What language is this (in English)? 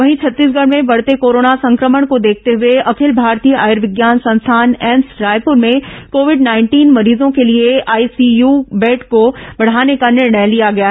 Hindi